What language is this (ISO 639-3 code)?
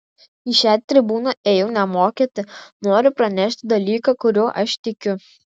lit